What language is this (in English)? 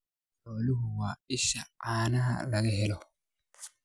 Somali